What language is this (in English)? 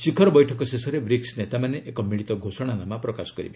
Odia